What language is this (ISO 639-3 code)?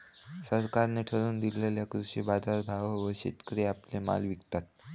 mar